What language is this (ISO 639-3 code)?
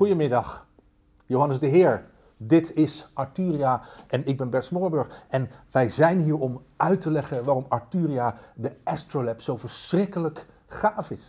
nld